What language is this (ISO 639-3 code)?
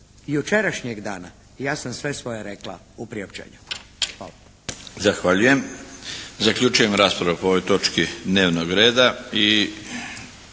hrv